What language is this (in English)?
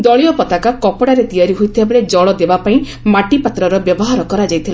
Odia